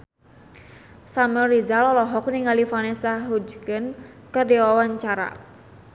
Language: Sundanese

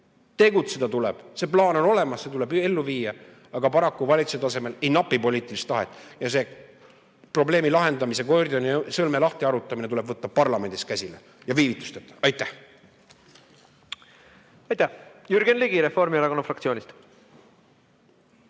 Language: Estonian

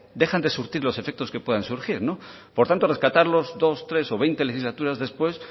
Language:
Spanish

